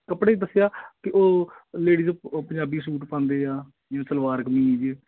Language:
Punjabi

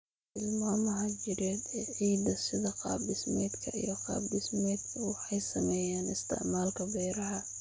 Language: Somali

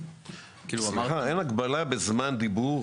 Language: Hebrew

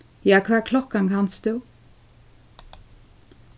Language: Faroese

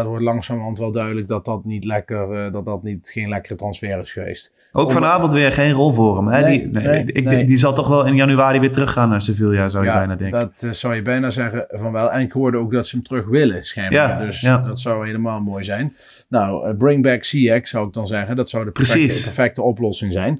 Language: Dutch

